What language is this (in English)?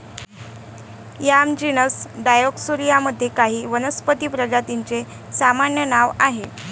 Marathi